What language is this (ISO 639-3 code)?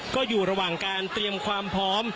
tha